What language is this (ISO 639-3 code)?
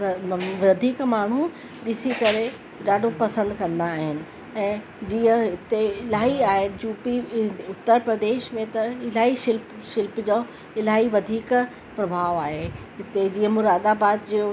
snd